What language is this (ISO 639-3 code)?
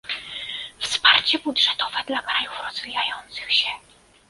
pol